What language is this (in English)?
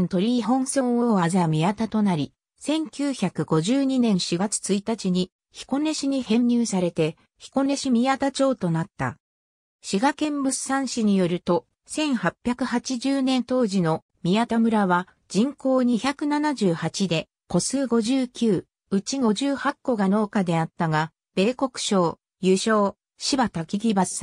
Japanese